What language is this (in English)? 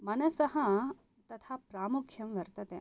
Sanskrit